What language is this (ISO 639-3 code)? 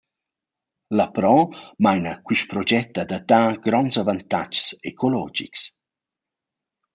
roh